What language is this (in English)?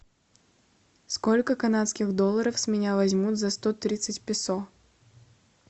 Russian